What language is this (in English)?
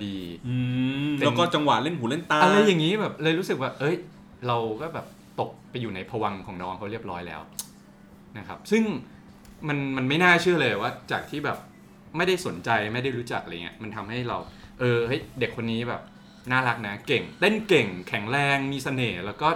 Thai